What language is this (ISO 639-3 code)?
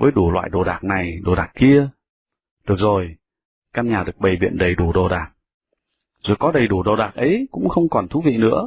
vie